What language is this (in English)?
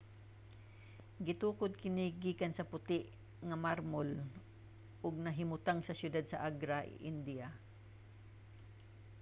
Cebuano